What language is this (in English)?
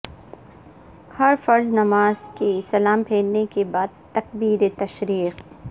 Urdu